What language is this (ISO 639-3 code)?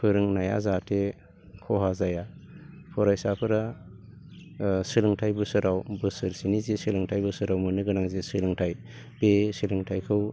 brx